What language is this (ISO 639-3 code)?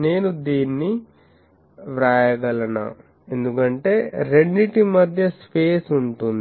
tel